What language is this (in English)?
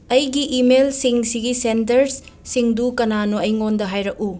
Manipuri